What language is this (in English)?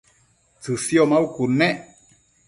Matsés